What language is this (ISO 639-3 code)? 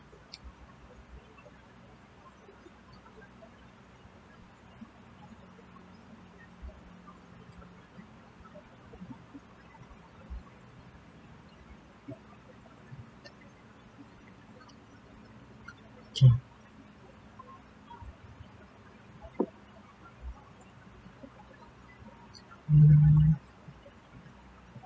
eng